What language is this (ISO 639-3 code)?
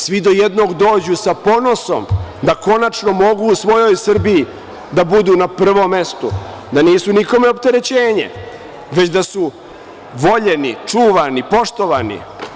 srp